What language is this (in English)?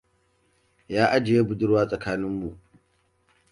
Hausa